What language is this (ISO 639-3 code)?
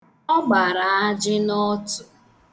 ibo